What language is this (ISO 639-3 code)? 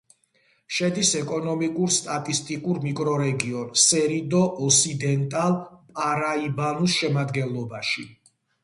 kat